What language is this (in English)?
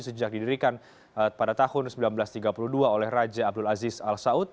Indonesian